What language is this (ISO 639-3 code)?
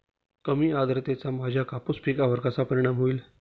mar